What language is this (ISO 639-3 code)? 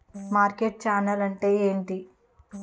tel